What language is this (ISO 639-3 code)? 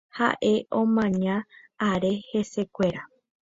grn